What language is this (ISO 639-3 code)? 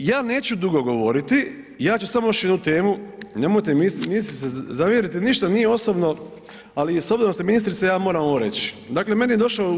hrv